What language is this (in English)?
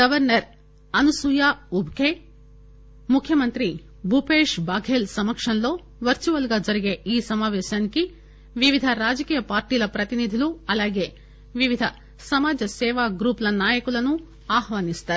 Telugu